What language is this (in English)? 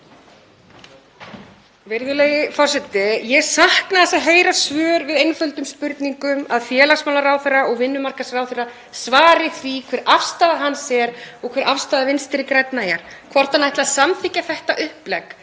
Icelandic